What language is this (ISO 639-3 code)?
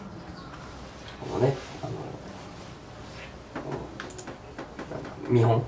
jpn